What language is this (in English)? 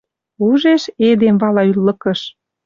Western Mari